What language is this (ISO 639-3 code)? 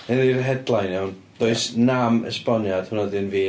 cym